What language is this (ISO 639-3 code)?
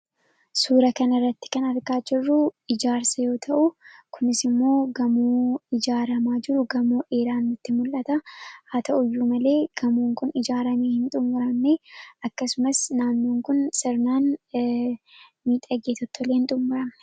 orm